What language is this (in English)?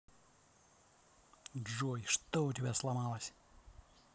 Russian